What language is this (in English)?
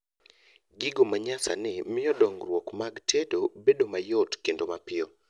Luo (Kenya and Tanzania)